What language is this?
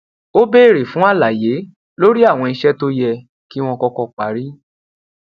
Yoruba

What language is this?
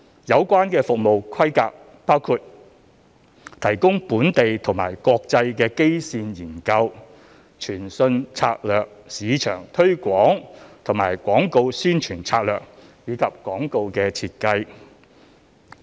Cantonese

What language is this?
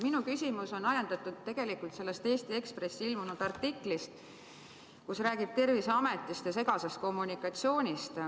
Estonian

